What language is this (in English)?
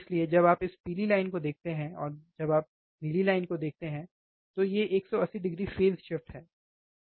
Hindi